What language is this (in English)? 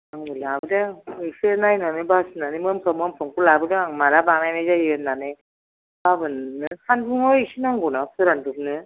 Bodo